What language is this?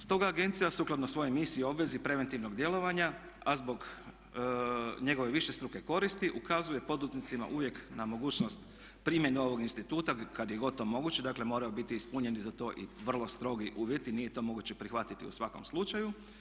Croatian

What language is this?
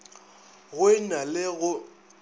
Northern Sotho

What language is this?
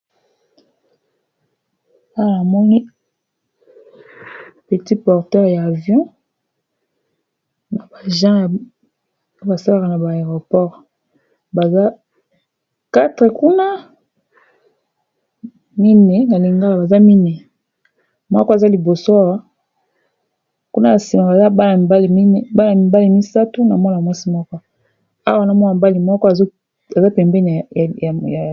Lingala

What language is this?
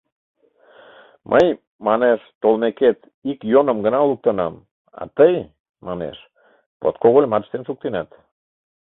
Mari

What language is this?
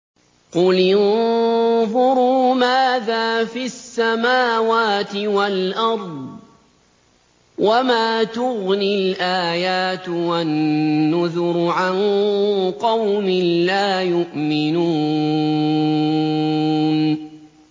Arabic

